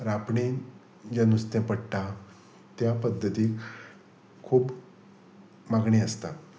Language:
Konkani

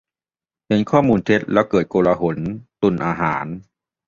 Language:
Thai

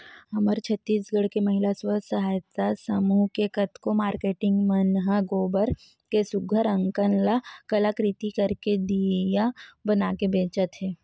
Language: Chhattisgarhi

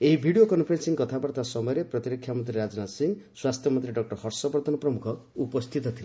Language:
Odia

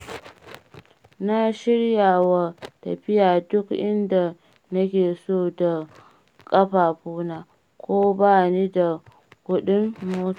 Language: Hausa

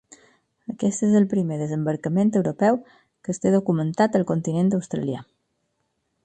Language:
Catalan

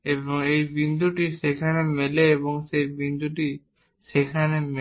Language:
Bangla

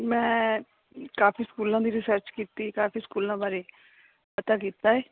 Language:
Punjabi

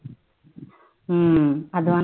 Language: Tamil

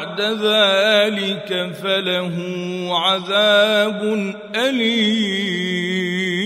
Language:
Arabic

